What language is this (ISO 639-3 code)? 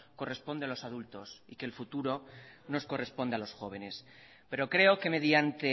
spa